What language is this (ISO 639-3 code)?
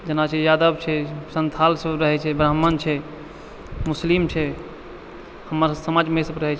mai